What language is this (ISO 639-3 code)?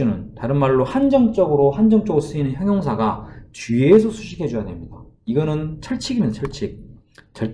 kor